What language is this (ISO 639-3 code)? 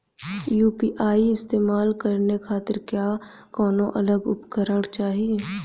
bho